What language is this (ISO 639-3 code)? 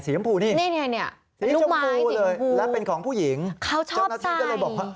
tha